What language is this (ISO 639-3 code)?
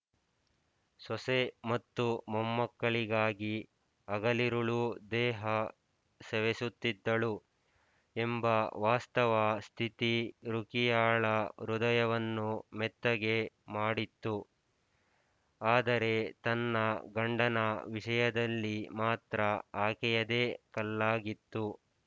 kan